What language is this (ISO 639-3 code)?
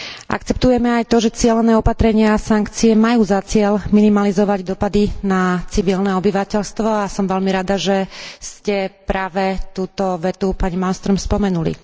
slk